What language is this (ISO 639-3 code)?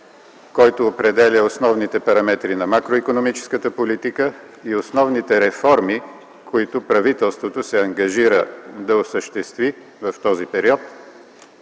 bul